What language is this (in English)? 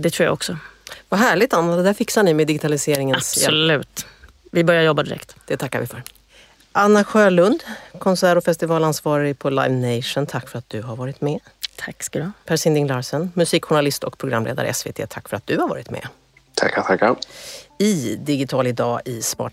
Swedish